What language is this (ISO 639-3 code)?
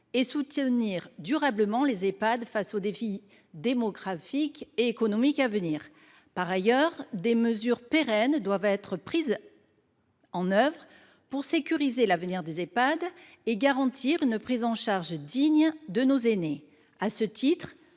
fra